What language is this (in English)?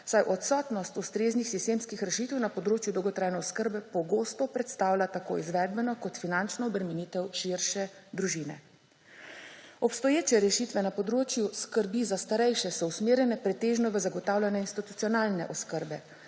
Slovenian